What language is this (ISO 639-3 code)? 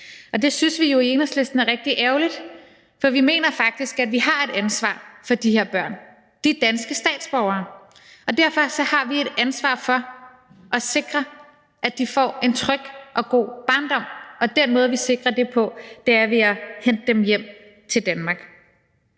dan